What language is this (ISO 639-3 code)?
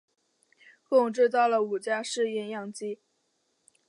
zho